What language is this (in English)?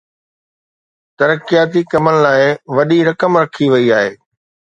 Sindhi